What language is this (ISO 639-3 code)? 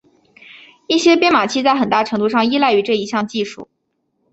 zho